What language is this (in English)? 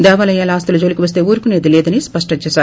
Telugu